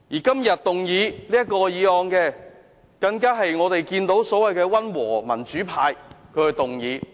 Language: Cantonese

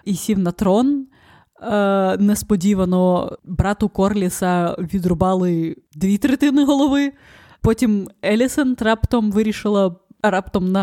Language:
Ukrainian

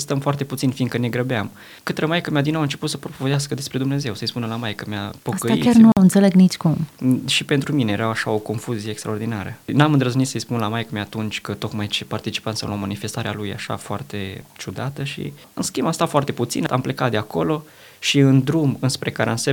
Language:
Romanian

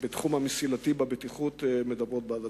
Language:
Hebrew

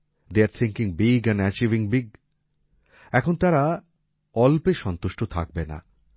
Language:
Bangla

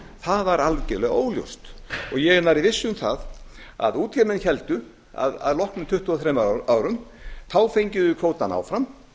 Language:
Icelandic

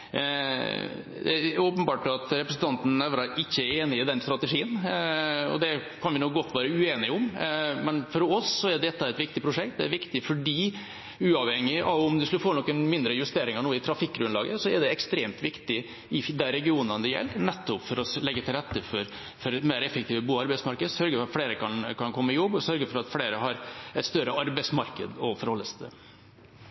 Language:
Norwegian Bokmål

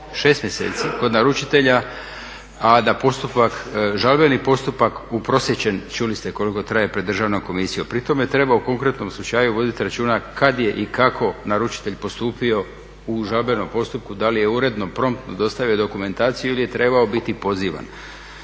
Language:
Croatian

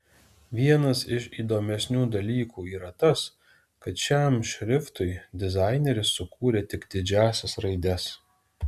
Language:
Lithuanian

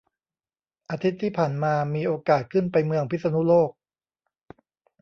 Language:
Thai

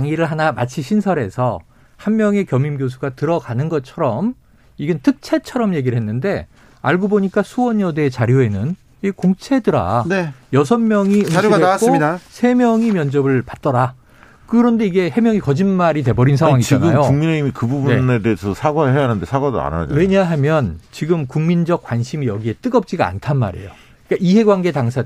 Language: Korean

